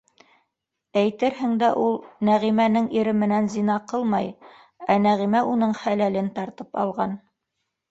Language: Bashkir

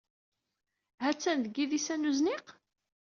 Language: Kabyle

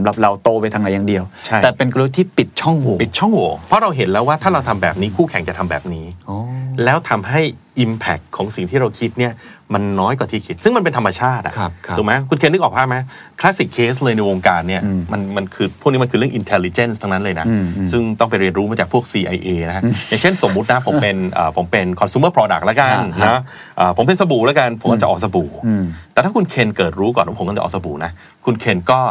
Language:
Thai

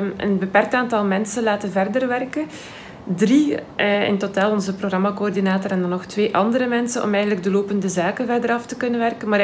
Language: Dutch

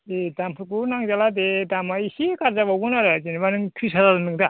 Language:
Bodo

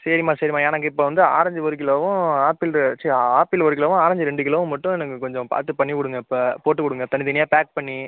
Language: Tamil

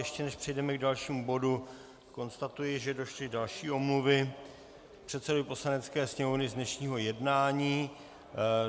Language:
Czech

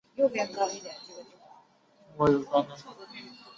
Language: Chinese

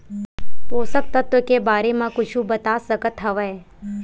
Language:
Chhattisgarhi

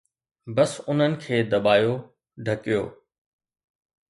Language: Sindhi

